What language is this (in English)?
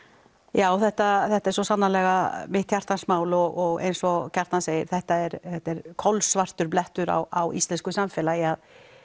Icelandic